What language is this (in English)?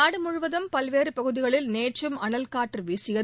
Tamil